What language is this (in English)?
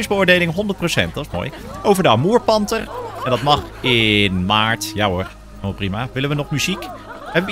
Dutch